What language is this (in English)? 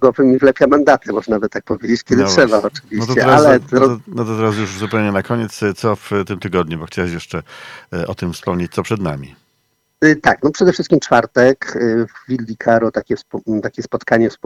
Polish